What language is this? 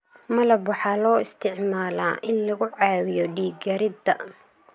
Somali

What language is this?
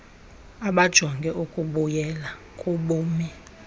Xhosa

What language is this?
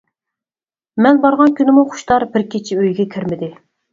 Uyghur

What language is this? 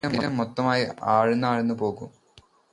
Malayalam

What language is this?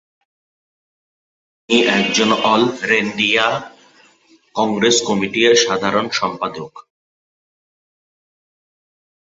Bangla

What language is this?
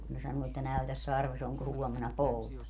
Finnish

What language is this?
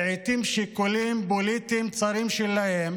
Hebrew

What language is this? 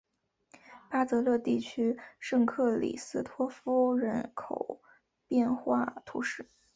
Chinese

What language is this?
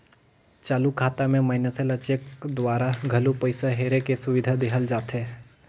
Chhattisgarhi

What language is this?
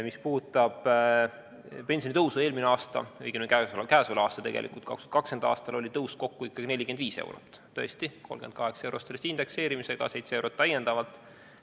Estonian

